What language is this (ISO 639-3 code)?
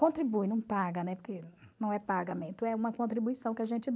por